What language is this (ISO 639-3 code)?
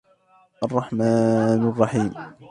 ara